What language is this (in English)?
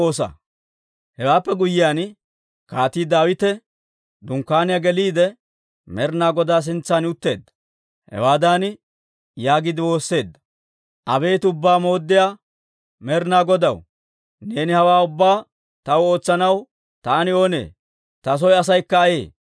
Dawro